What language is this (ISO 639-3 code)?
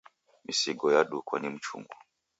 dav